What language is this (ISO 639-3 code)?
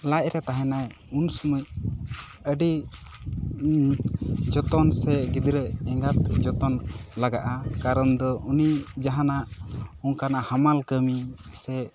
sat